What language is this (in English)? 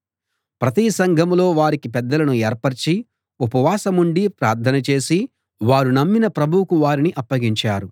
Telugu